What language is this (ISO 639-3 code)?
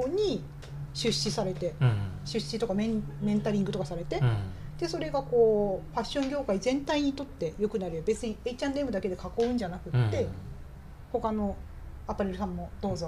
jpn